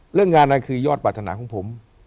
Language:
Thai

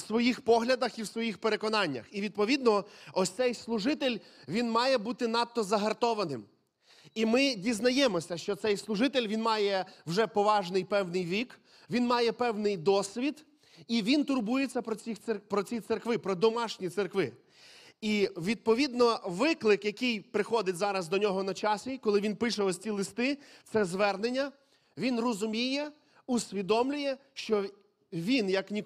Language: Ukrainian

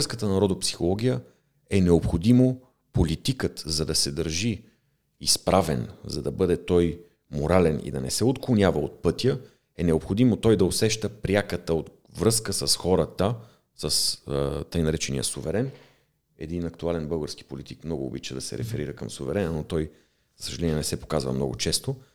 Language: Bulgarian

